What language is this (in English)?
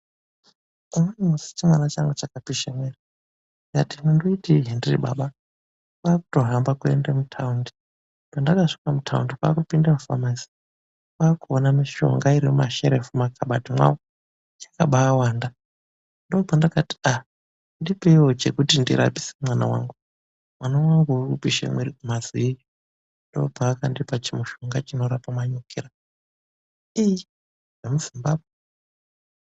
Ndau